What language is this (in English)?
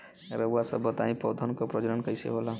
Bhojpuri